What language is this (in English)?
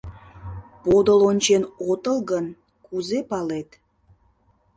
Mari